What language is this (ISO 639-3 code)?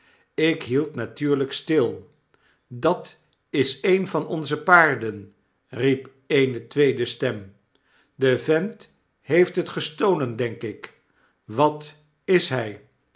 nld